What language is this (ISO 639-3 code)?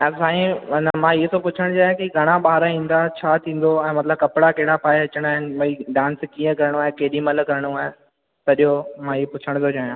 snd